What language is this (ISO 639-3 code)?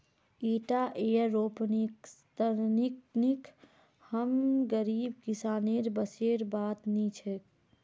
mag